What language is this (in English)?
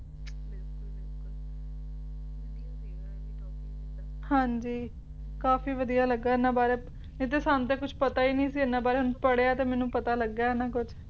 Punjabi